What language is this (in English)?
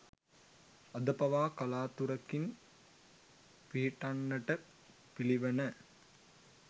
Sinhala